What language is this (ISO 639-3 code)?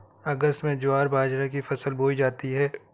hin